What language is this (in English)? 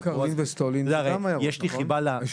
Hebrew